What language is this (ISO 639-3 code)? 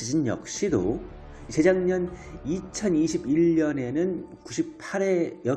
kor